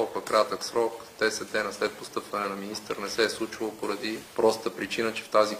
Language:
Bulgarian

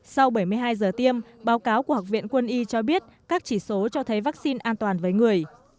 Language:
Vietnamese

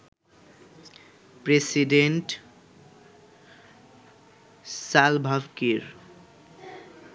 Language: Bangla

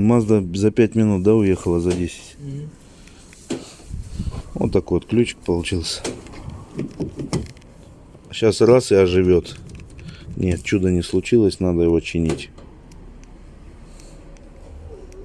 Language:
Russian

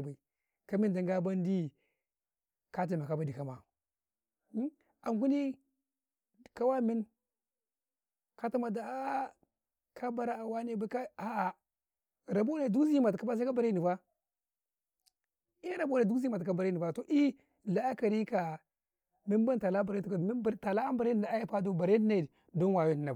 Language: Karekare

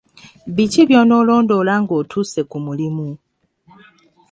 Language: Ganda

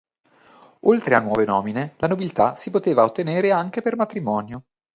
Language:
Italian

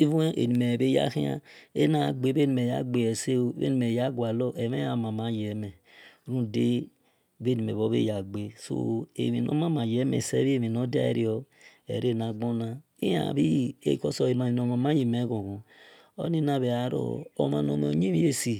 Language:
Esan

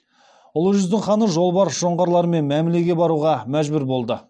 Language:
Kazakh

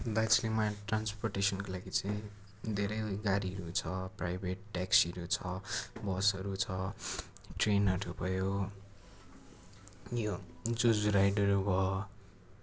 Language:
Nepali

